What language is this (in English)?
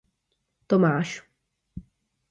Czech